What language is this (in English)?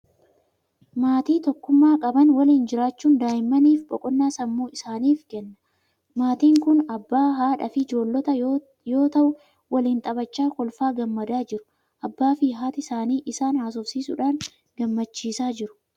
Oromo